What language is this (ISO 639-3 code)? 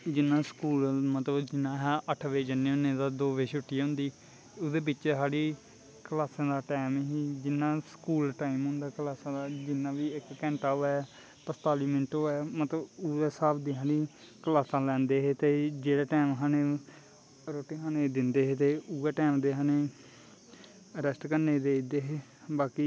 doi